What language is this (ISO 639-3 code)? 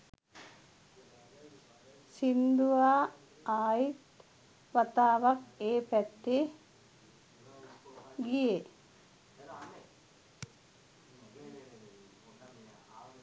sin